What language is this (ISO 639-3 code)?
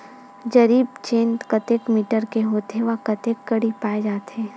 hne